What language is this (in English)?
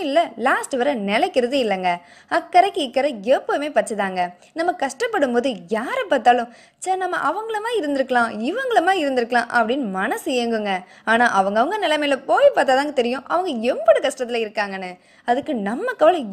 Tamil